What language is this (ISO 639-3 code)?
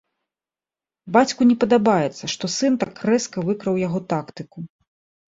bel